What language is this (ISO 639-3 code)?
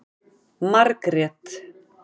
isl